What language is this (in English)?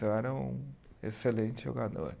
Portuguese